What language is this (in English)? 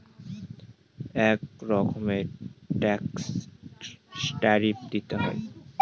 Bangla